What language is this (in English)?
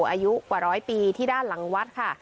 Thai